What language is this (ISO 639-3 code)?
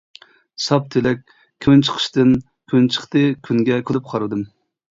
uig